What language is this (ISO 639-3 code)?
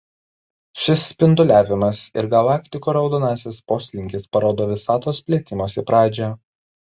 lit